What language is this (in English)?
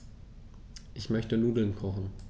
German